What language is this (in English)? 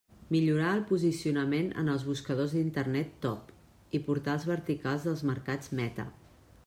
Catalan